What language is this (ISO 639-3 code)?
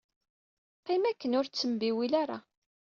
kab